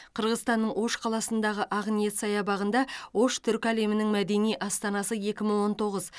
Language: Kazakh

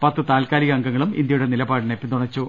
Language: Malayalam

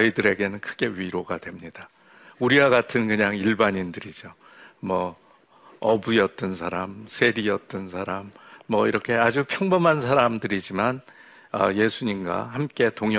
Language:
Korean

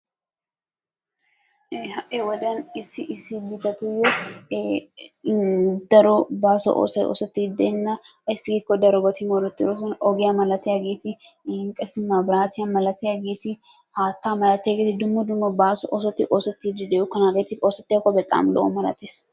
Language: Wolaytta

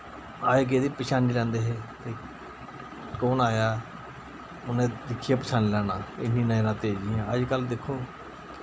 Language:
Dogri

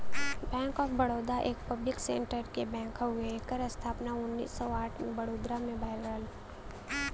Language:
Bhojpuri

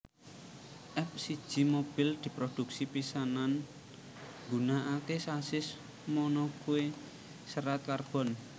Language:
Javanese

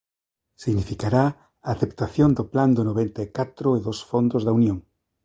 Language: Galician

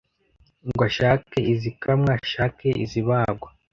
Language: Kinyarwanda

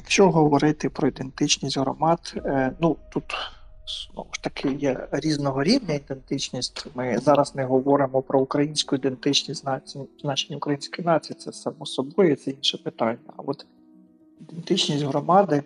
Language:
Ukrainian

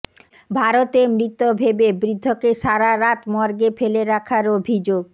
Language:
Bangla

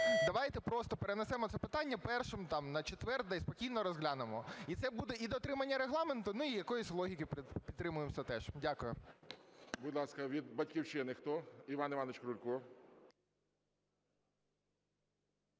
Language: Ukrainian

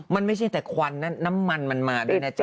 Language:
Thai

